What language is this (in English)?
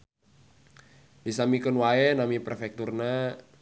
Sundanese